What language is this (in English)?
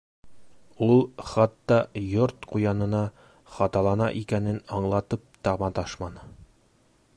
Bashkir